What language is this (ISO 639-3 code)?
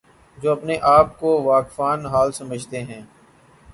urd